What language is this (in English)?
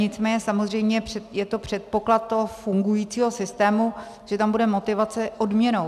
Czech